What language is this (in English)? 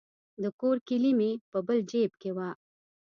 Pashto